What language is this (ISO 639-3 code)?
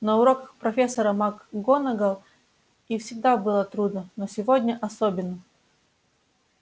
rus